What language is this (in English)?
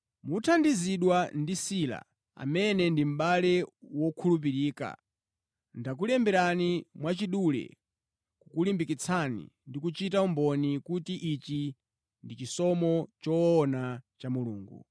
Nyanja